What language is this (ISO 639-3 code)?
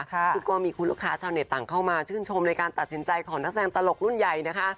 tha